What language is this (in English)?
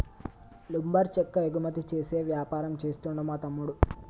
Telugu